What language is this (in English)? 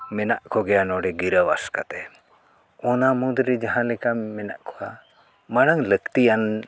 Santali